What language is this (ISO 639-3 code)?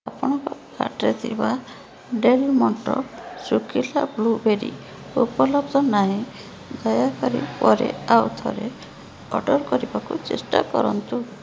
ori